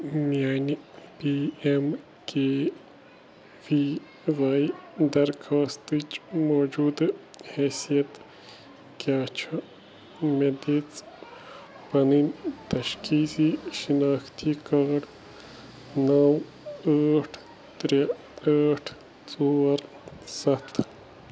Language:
Kashmiri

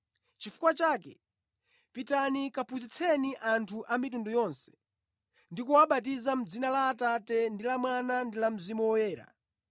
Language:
Nyanja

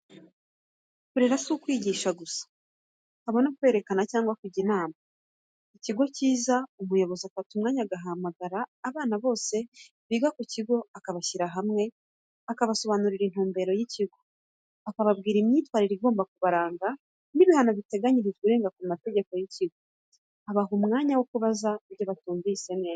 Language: Kinyarwanda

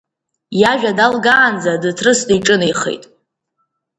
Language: Abkhazian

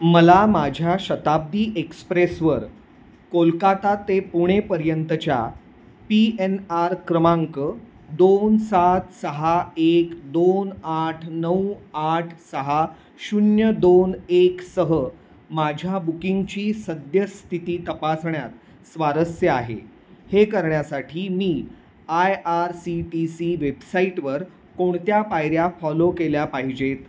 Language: Marathi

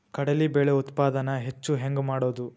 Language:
Kannada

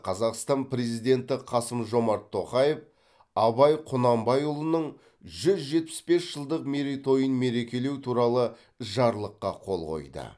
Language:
Kazakh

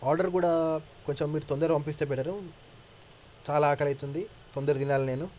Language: Telugu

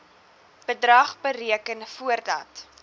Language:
Afrikaans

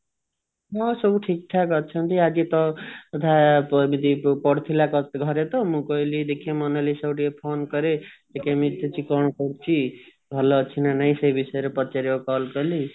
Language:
Odia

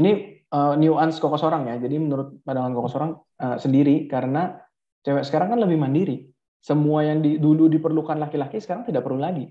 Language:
Indonesian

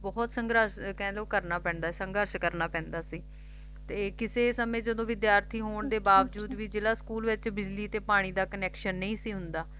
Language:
Punjabi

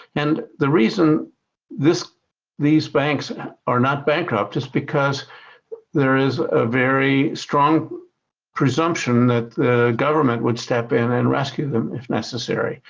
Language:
English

